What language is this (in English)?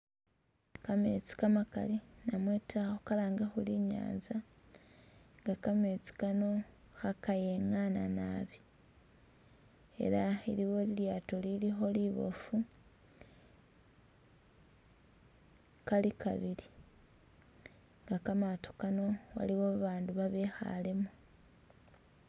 Masaaba